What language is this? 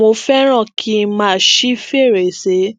Yoruba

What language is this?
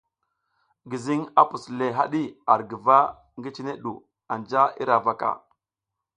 South Giziga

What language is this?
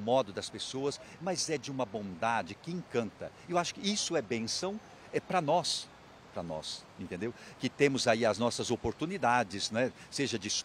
Portuguese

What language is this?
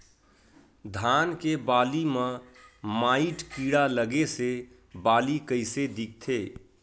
Chhattisgarhi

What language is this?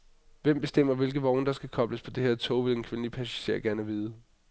Danish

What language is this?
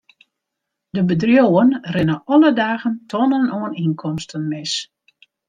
Western Frisian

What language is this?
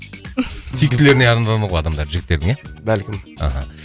Kazakh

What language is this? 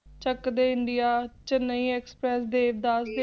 Punjabi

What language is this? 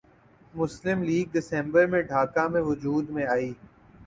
Urdu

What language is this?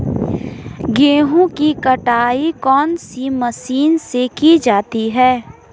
Hindi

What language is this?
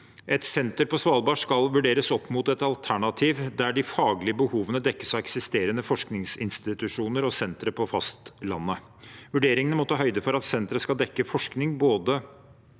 Norwegian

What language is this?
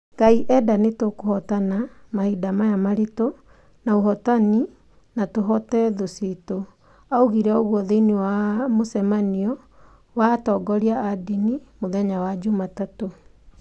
Kikuyu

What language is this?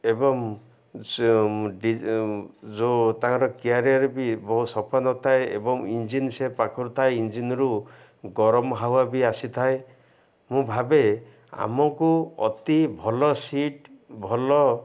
Odia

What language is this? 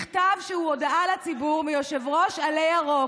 Hebrew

